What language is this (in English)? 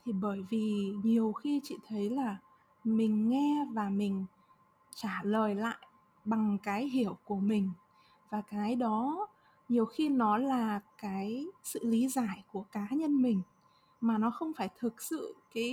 Vietnamese